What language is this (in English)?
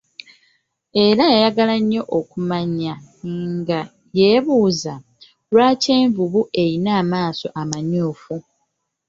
Ganda